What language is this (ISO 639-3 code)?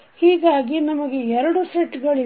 kan